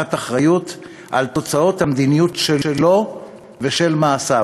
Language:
Hebrew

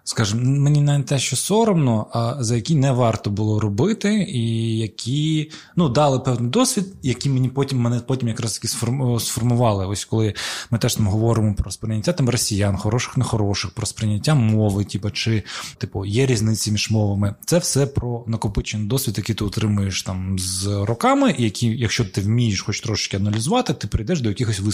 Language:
Ukrainian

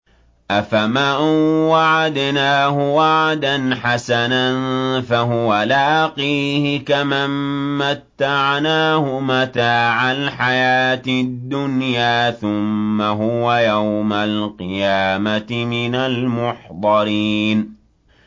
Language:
Arabic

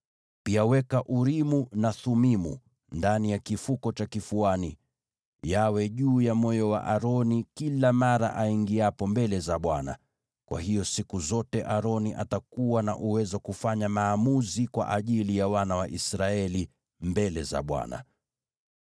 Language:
Swahili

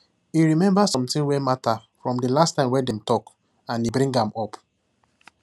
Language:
Nigerian Pidgin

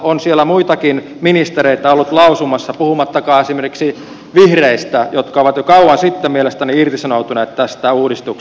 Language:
Finnish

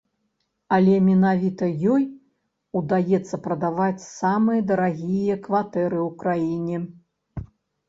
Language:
Belarusian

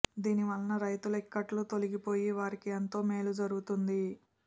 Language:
Telugu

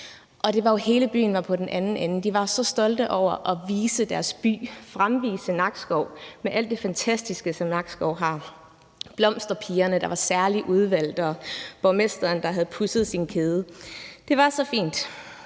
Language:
Danish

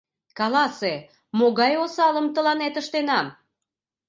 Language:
Mari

